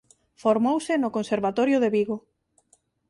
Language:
Galician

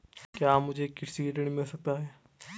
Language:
Hindi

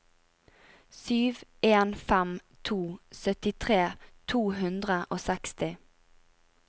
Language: Norwegian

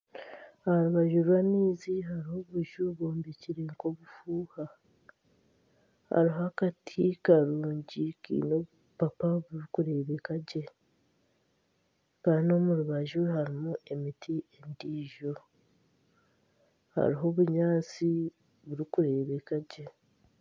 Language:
Nyankole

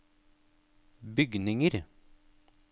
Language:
Norwegian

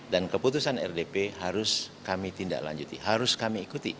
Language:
Indonesian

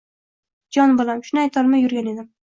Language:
Uzbek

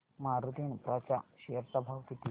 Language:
Marathi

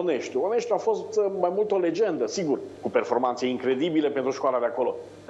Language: Romanian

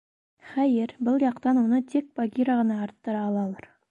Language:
Bashkir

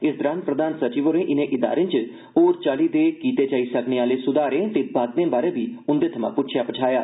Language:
Dogri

